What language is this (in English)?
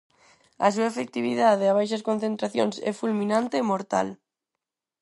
Galician